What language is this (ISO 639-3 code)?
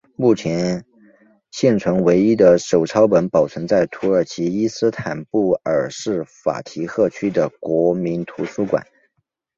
zho